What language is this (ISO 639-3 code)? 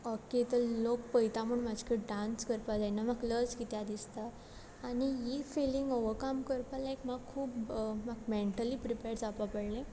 kok